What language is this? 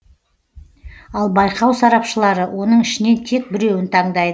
Kazakh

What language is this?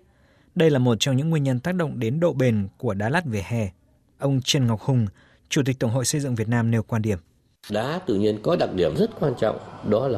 Vietnamese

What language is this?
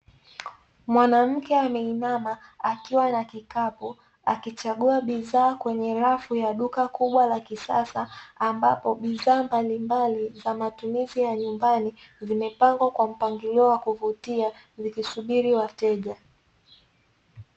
Swahili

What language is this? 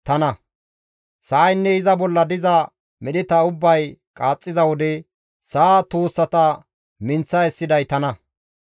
Gamo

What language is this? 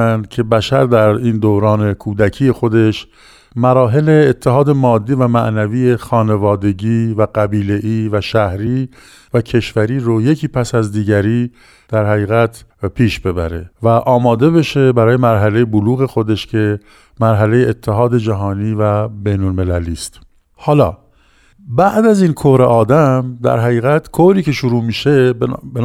Persian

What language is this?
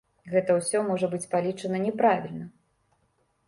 Belarusian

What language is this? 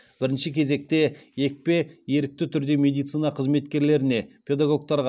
Kazakh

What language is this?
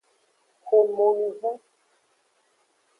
Aja (Benin)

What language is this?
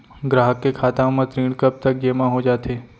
Chhattisgarhi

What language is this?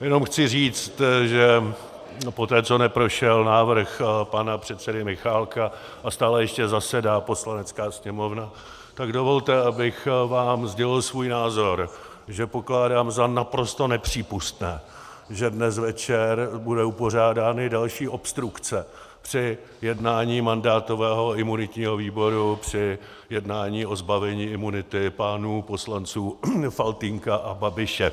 Czech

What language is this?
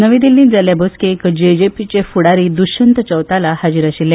Konkani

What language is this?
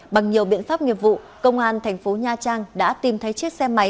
Vietnamese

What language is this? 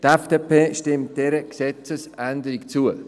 Swiss German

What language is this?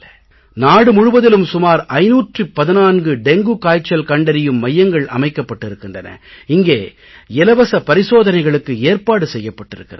Tamil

